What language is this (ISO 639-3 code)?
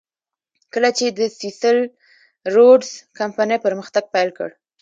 pus